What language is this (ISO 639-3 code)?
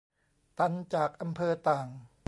tha